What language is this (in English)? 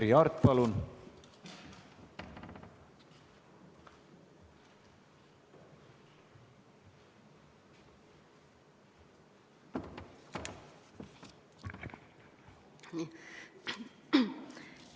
Estonian